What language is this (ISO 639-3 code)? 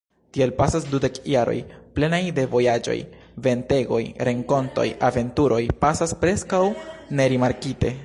epo